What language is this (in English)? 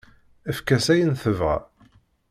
Kabyle